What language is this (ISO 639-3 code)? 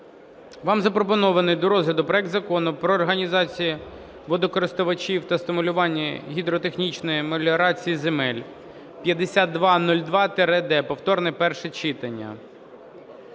ukr